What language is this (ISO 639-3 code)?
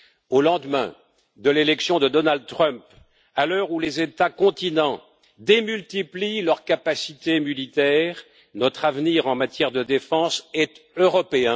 fra